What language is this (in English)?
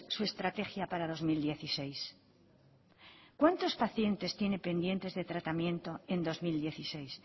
Spanish